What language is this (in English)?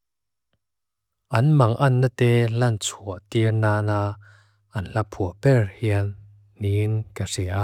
Mizo